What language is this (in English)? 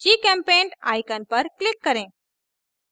Hindi